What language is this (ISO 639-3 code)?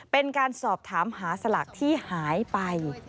tha